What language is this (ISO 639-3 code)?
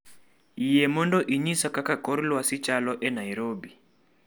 luo